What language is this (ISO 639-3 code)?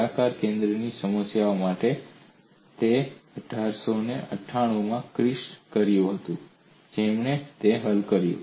guj